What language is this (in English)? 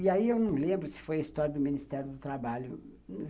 Portuguese